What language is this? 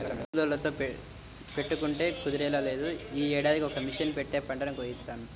Telugu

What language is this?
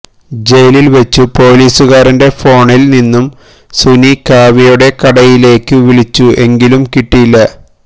Malayalam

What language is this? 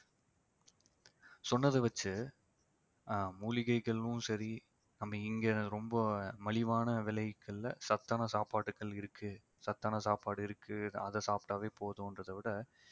Tamil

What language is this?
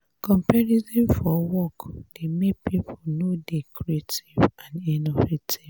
Nigerian Pidgin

